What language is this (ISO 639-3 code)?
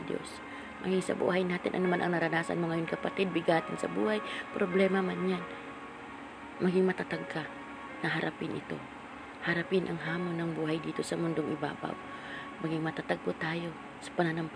fil